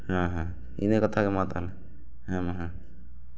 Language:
Santali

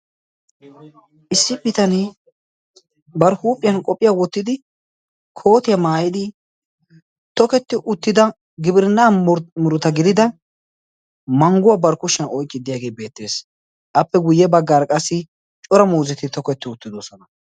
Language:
Wolaytta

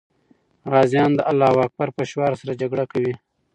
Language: Pashto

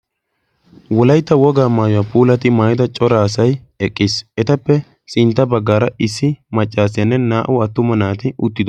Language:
Wolaytta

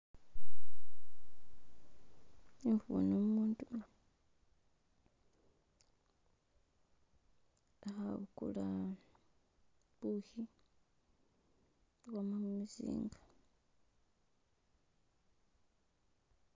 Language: Masaaba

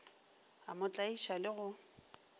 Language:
Northern Sotho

